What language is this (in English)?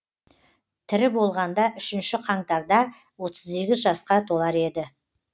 Kazakh